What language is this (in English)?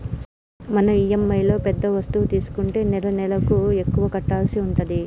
Telugu